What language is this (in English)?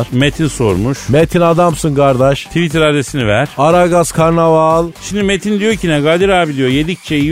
Turkish